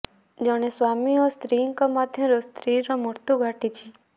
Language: Odia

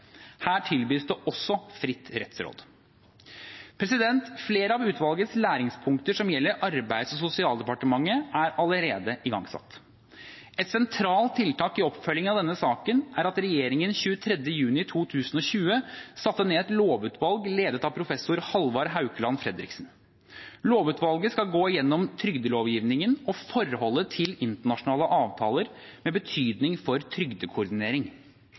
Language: Norwegian Bokmål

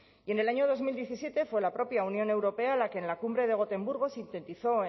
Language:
Spanish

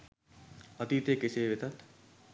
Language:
Sinhala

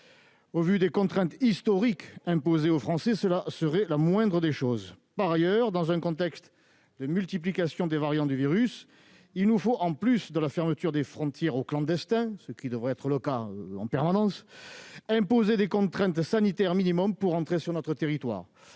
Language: French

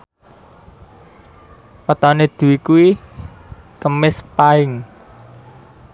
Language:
Javanese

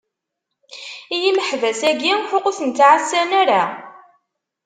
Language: Kabyle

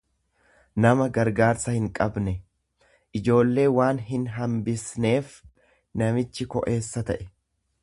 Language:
Oromo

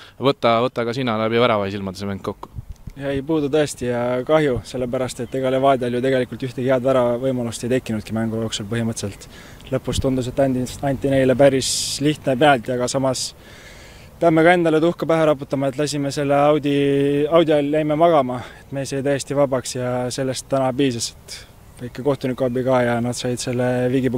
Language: Italian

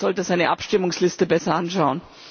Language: German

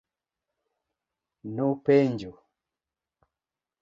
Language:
Luo (Kenya and Tanzania)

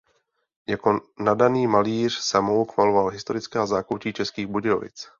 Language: Czech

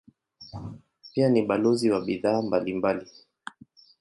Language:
Swahili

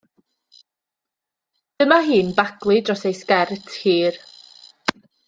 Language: Welsh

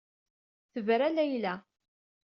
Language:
Kabyle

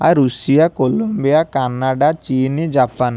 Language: Odia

